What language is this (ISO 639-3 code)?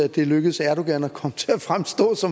dan